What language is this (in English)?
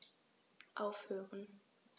German